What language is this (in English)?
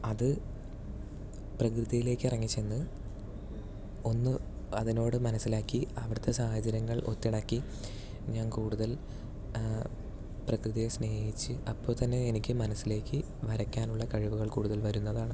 Malayalam